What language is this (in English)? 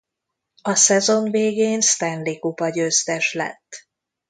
Hungarian